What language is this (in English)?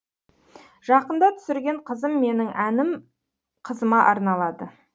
Kazakh